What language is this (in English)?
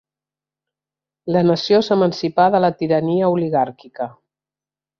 Catalan